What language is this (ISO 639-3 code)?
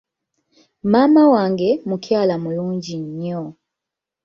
lug